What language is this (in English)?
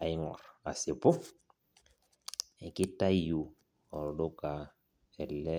Masai